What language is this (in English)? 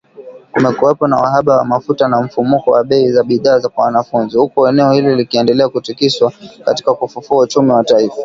Swahili